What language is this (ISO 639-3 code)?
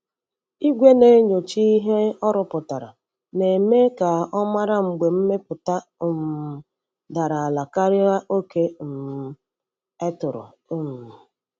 ibo